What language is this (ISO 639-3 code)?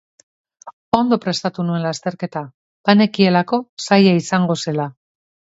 eus